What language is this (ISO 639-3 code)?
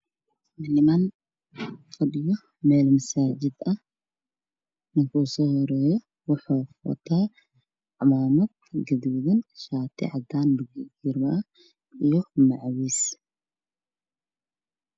som